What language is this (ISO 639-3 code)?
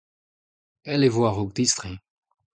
bre